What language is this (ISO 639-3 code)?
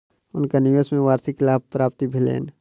mai